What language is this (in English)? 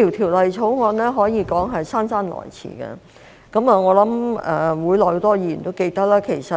Cantonese